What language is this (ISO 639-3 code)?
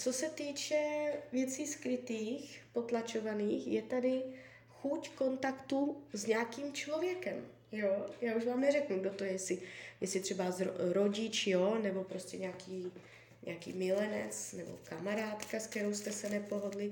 ces